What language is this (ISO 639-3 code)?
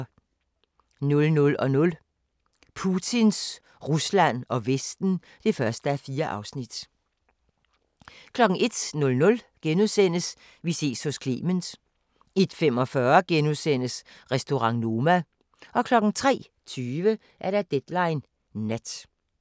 dan